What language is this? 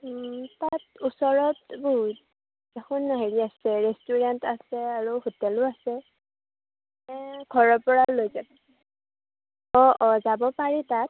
Assamese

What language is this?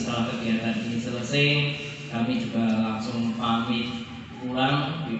Indonesian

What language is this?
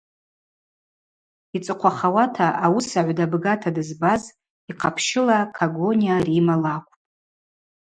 Abaza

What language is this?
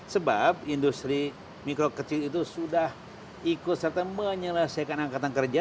Indonesian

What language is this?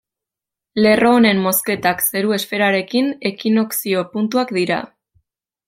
Basque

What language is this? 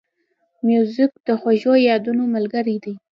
Pashto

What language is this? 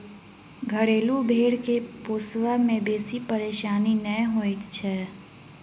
Maithili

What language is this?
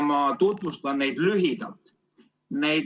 Estonian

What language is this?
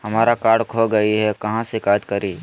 Magahi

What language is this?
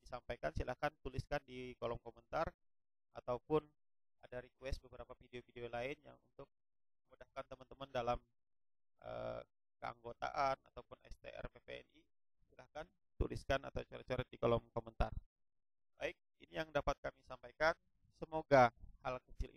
Indonesian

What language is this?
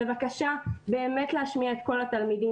Hebrew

